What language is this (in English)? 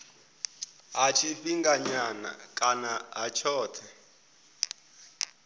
Venda